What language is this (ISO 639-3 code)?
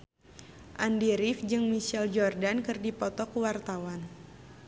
sun